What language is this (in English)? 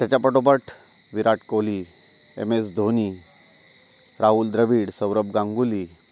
Marathi